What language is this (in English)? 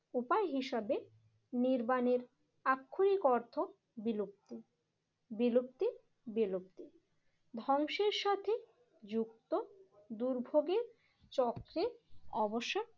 Bangla